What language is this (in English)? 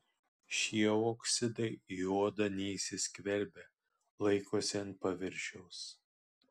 Lithuanian